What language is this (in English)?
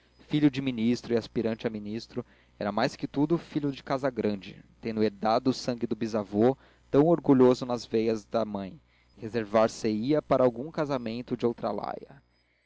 Portuguese